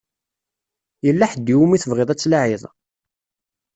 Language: Kabyle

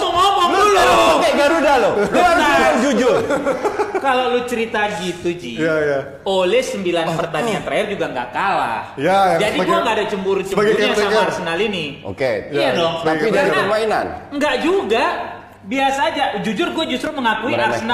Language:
Indonesian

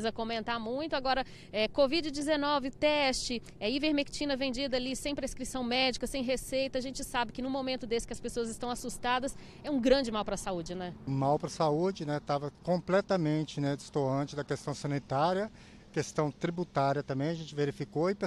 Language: Portuguese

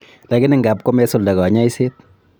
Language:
Kalenjin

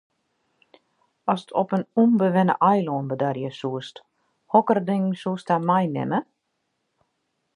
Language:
Western Frisian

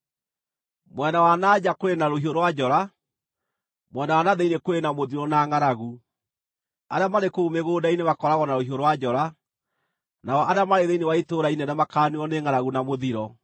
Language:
Kikuyu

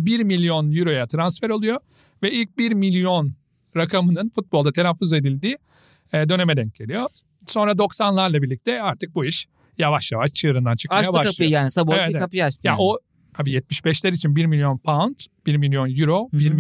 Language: Turkish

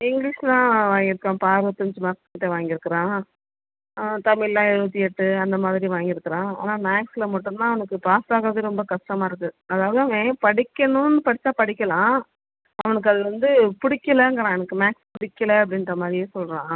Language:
Tamil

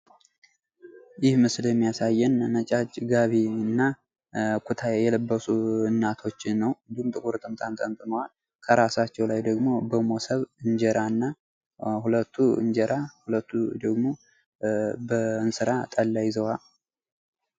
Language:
Amharic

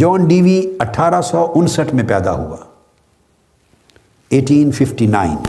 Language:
Urdu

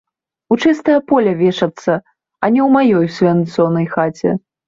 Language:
Belarusian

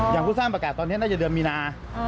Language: Thai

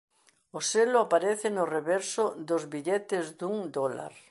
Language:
Galician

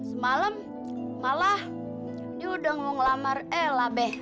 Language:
Indonesian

